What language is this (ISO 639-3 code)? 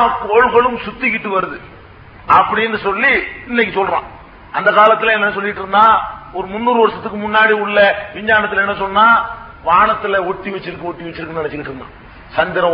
tam